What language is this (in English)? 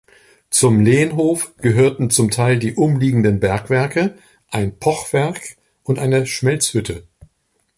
German